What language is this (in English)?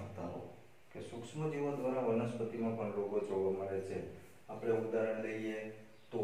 Romanian